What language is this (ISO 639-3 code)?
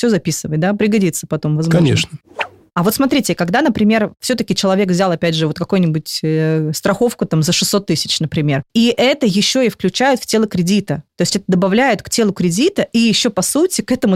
rus